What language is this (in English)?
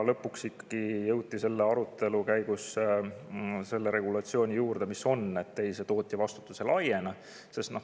Estonian